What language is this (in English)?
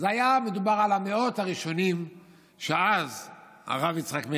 Hebrew